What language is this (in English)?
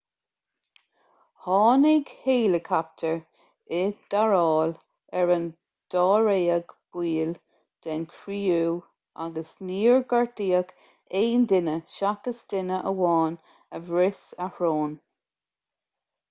Irish